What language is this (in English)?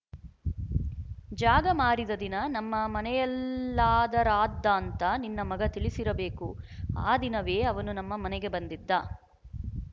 Kannada